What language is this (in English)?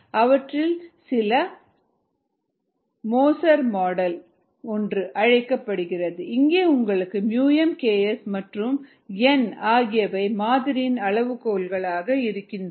Tamil